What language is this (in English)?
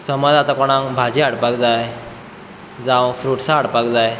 Konkani